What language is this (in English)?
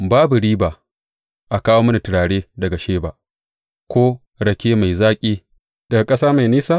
Hausa